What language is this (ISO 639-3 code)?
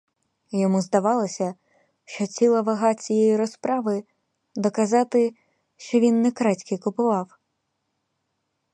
ukr